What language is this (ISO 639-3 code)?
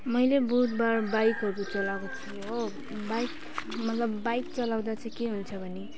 nep